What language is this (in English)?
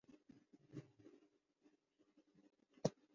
Urdu